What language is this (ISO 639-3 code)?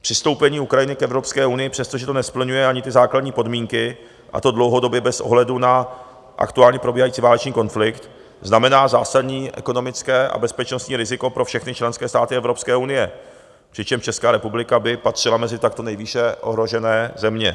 ces